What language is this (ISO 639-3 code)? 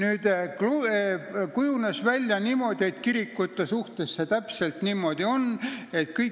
est